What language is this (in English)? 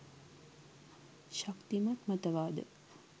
Sinhala